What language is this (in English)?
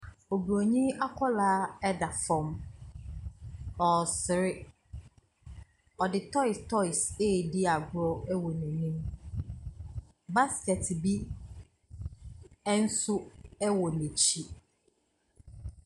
Akan